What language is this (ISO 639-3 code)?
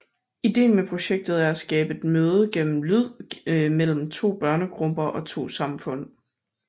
dan